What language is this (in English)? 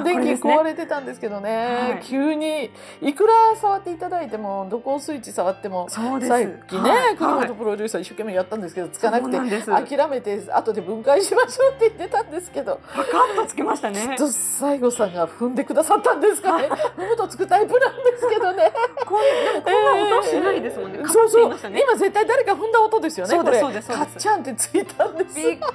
Japanese